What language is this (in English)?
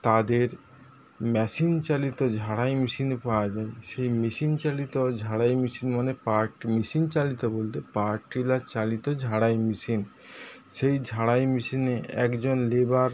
Bangla